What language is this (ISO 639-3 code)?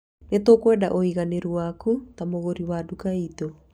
kik